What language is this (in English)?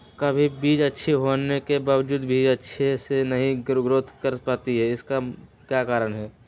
Magahi